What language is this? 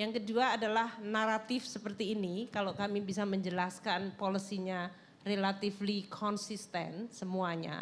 Indonesian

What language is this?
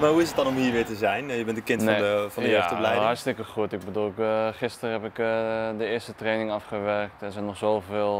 Dutch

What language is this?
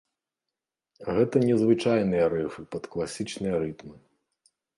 Belarusian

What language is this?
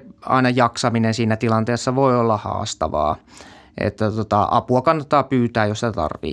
Finnish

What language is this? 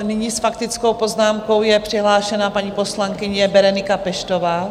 Czech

